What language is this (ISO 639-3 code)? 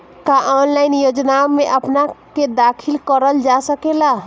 bho